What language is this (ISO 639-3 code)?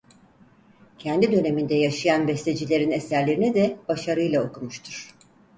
tur